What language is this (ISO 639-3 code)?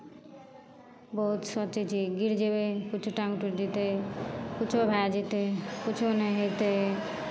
mai